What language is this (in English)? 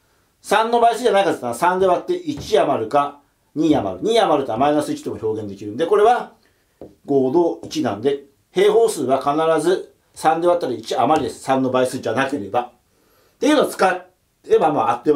Japanese